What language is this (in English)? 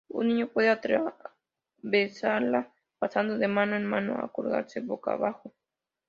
Spanish